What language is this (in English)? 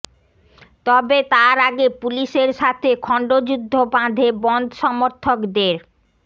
Bangla